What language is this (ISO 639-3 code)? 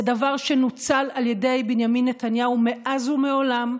heb